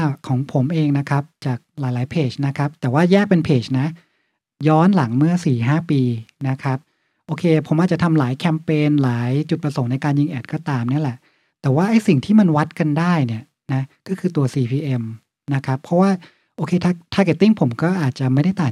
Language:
Thai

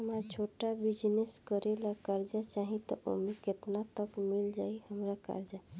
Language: Bhojpuri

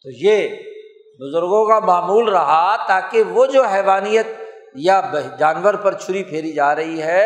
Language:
Urdu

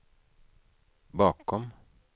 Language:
Swedish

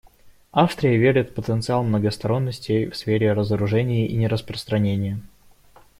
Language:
Russian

